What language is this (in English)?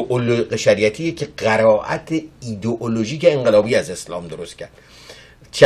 Persian